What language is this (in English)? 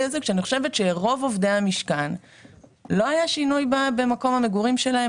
Hebrew